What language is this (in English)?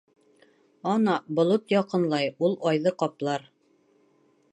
Bashkir